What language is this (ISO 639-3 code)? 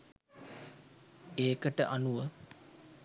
sin